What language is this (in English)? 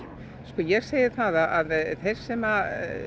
Icelandic